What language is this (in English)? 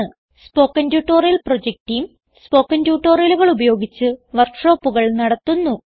Malayalam